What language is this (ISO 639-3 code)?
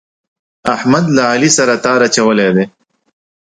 pus